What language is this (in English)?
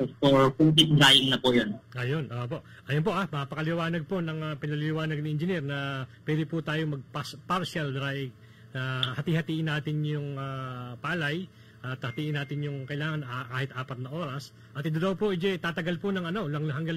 Filipino